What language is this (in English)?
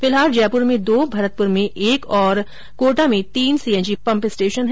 Hindi